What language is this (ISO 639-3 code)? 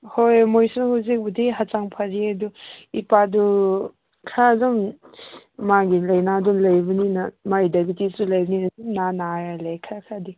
mni